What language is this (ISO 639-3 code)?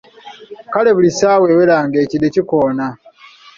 lug